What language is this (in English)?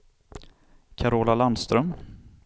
Swedish